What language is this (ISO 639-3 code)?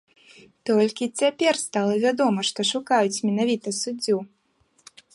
bel